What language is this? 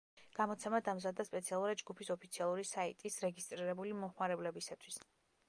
Georgian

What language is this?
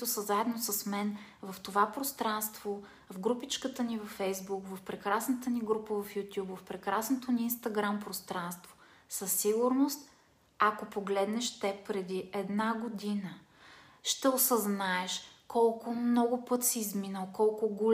Bulgarian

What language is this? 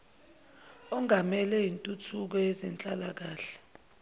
Zulu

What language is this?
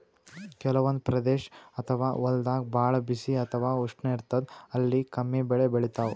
Kannada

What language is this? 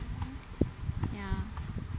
English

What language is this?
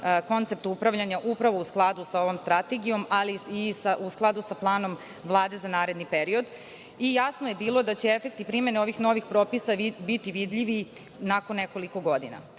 Serbian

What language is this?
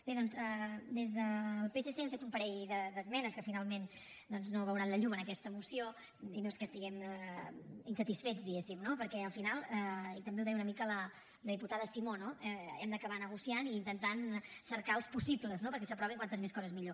Catalan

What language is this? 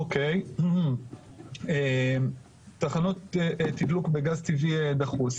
Hebrew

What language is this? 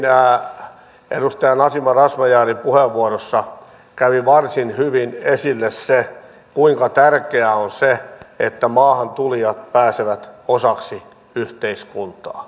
Finnish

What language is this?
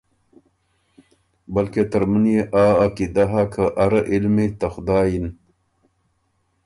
Ormuri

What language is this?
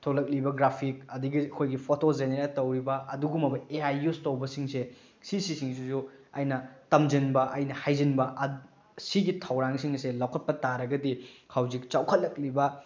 Manipuri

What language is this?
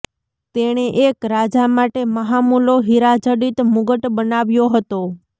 Gujarati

